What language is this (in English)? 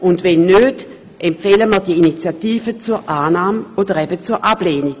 Swiss German